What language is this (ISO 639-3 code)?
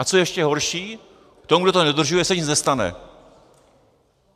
ces